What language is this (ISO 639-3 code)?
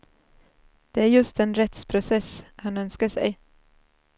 swe